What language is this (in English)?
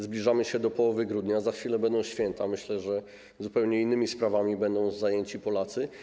Polish